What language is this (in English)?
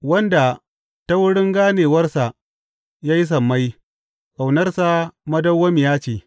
Hausa